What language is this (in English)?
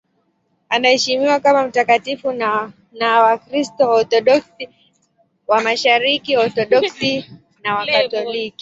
Swahili